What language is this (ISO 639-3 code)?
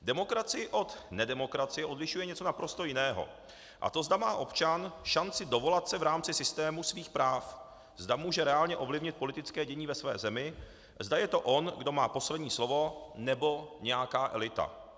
ces